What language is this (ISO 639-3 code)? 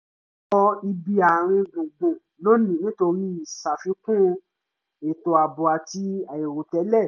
yor